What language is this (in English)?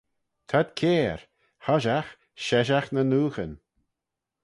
Manx